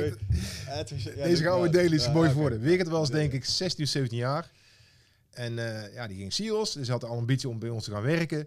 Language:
Dutch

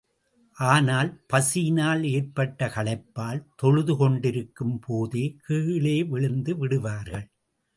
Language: Tamil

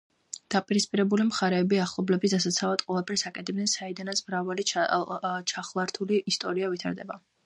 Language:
Georgian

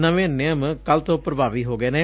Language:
Punjabi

